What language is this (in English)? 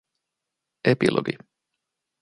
Finnish